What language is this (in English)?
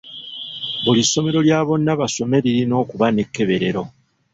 Ganda